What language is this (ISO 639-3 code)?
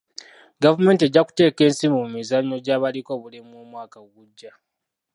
lug